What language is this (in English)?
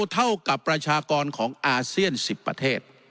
Thai